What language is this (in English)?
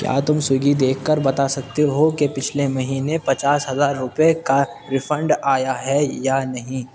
Urdu